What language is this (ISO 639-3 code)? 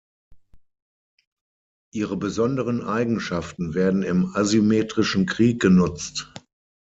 deu